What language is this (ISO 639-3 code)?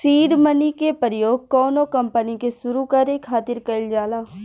bho